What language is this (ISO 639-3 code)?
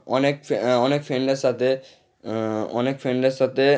ben